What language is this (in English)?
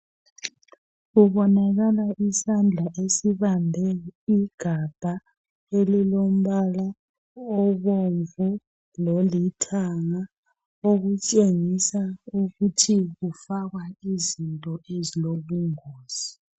North Ndebele